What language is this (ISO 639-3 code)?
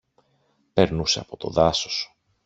ell